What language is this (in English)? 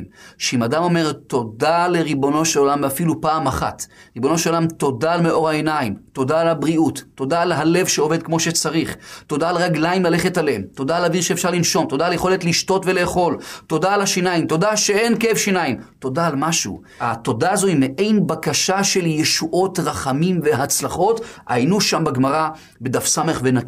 Hebrew